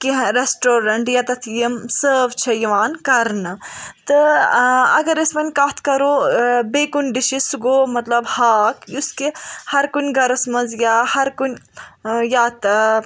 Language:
Kashmiri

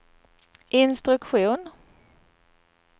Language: Swedish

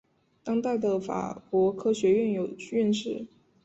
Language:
Chinese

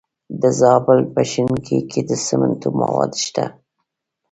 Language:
Pashto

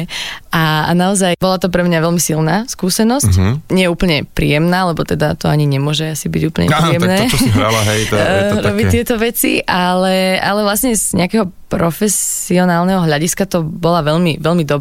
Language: Slovak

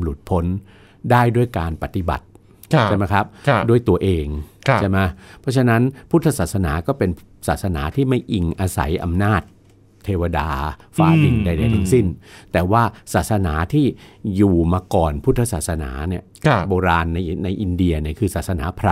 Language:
Thai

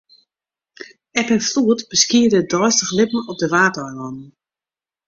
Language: Western Frisian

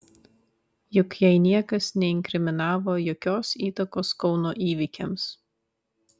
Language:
Lithuanian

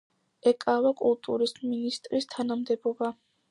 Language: Georgian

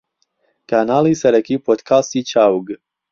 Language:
Central Kurdish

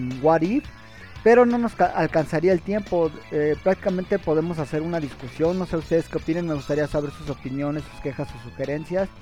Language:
Spanish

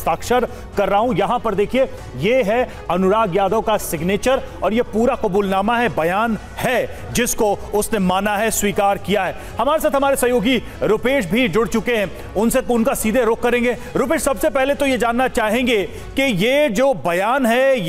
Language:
Hindi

